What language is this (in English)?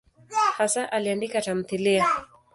Swahili